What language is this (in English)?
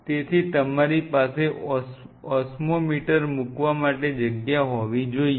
Gujarati